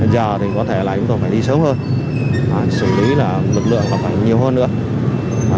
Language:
Vietnamese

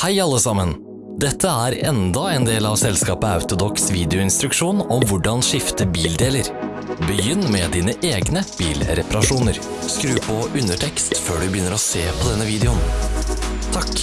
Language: Norwegian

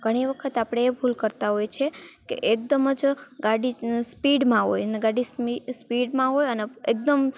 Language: Gujarati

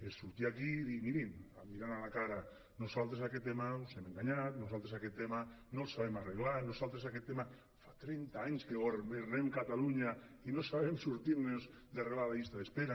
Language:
Catalan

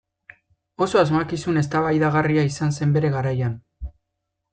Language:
Basque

